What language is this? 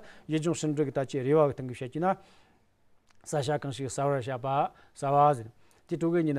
Romanian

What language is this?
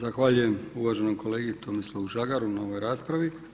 Croatian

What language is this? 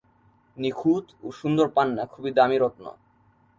Bangla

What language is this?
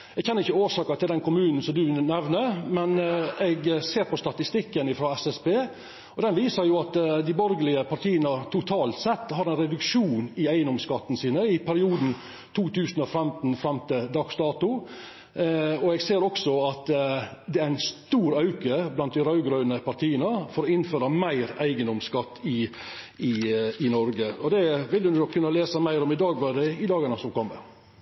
Norwegian Nynorsk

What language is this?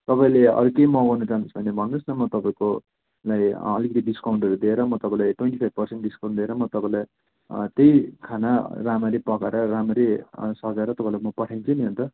Nepali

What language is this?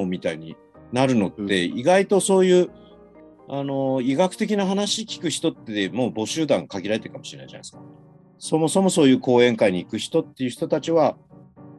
Japanese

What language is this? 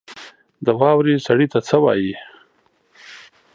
Pashto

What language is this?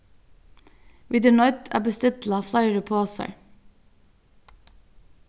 Faroese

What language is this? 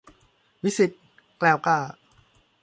Thai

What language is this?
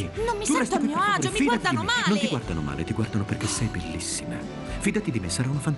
Italian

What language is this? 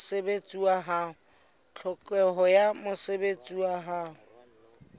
Southern Sotho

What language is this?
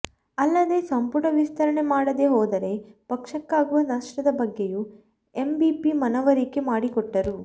Kannada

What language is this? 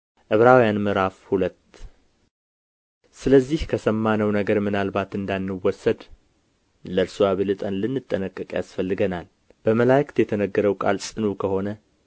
Amharic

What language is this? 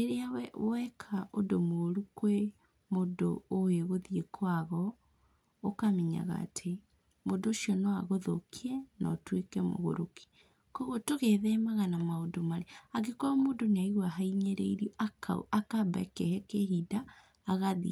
Kikuyu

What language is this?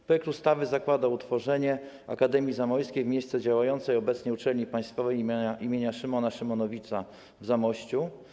Polish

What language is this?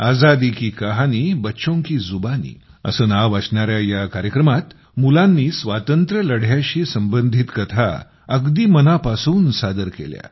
Marathi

